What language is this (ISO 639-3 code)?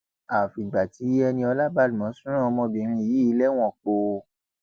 yor